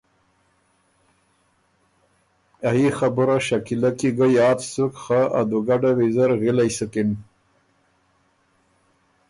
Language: Ormuri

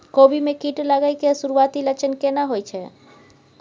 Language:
Maithili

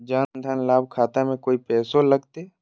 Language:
Magahi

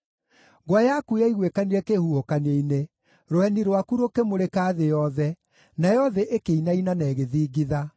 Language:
Kikuyu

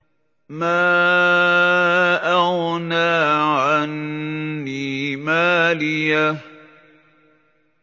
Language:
Arabic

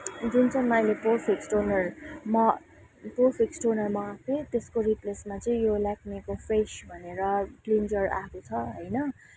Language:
Nepali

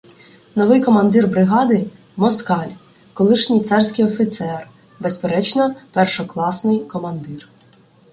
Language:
Ukrainian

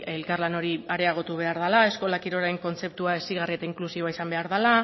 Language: Basque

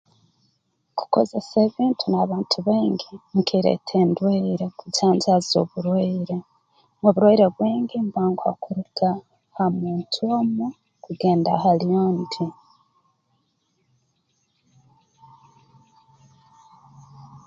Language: Tooro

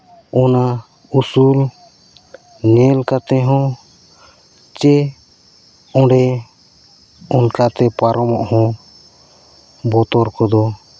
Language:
Santali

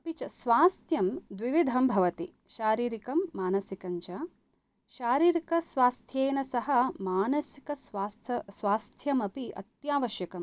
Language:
Sanskrit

